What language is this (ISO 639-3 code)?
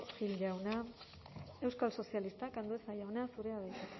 eus